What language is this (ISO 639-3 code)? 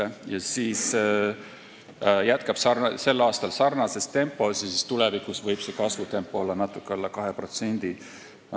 est